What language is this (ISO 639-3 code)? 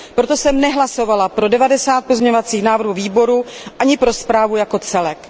ces